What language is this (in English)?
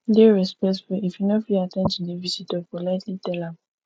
Nigerian Pidgin